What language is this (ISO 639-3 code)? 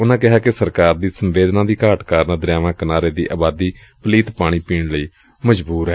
pan